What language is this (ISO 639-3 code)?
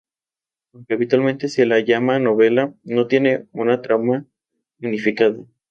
spa